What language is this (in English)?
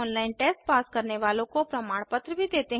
Hindi